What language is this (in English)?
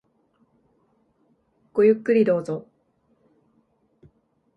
Japanese